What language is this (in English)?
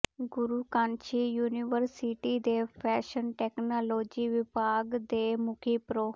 Punjabi